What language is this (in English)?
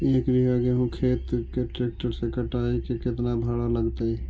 Magahi